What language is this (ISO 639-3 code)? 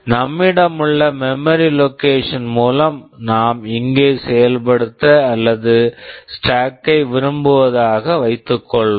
tam